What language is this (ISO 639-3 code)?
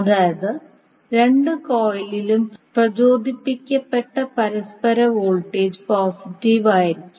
mal